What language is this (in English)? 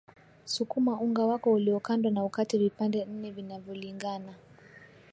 Swahili